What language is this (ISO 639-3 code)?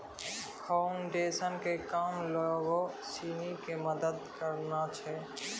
mai